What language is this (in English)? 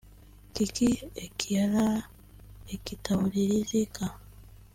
Kinyarwanda